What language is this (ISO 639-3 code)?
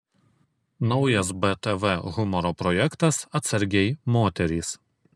lit